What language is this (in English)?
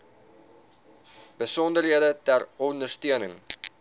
Afrikaans